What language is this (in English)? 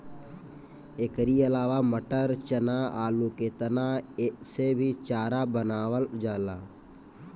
Bhojpuri